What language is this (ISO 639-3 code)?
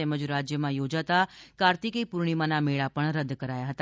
guj